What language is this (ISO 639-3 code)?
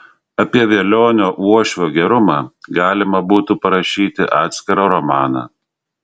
lit